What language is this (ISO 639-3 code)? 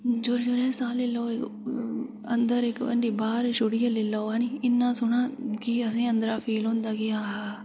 doi